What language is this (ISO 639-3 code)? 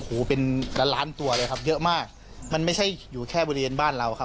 tha